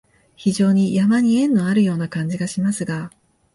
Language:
Japanese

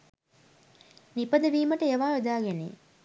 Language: Sinhala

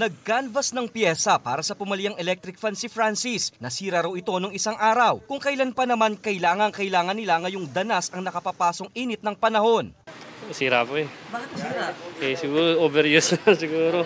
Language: Filipino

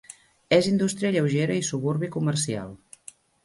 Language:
Catalan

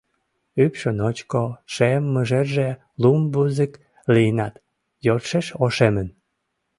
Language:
Mari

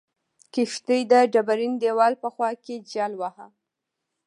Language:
Pashto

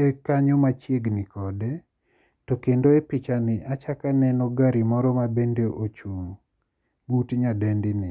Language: Luo (Kenya and Tanzania)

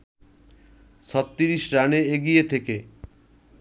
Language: Bangla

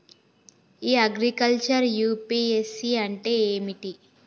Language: Telugu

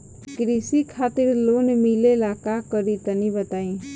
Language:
Bhojpuri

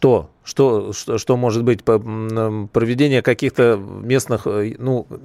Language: Russian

